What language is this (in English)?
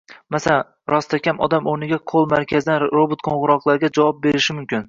Uzbek